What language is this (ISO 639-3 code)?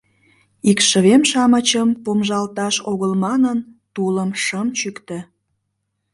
chm